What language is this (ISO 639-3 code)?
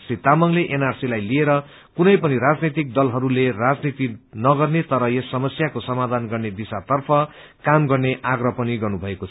nep